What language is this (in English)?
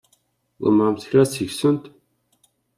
Kabyle